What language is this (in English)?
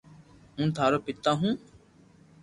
Loarki